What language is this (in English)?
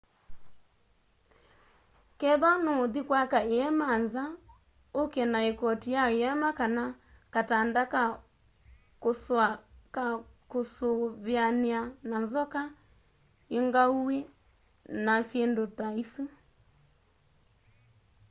Kamba